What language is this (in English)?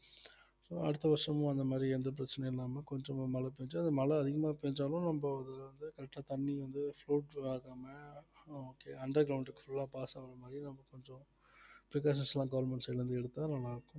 Tamil